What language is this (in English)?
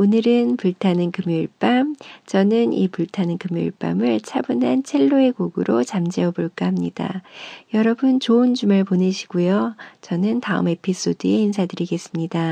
Korean